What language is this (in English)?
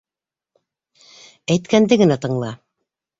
Bashkir